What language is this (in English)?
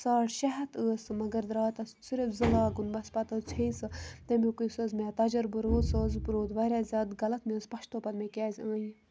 Kashmiri